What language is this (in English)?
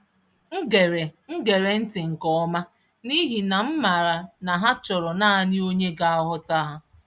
Igbo